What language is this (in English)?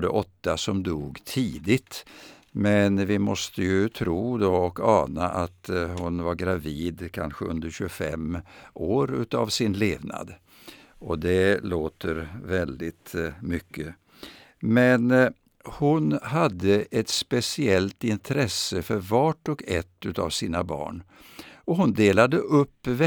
Swedish